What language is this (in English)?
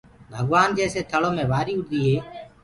Gurgula